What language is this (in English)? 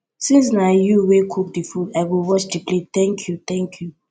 Nigerian Pidgin